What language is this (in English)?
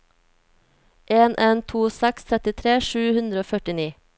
Norwegian